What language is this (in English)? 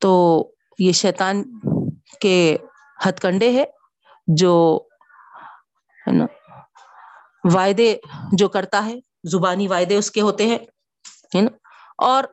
Urdu